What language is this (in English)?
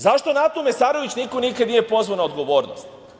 Serbian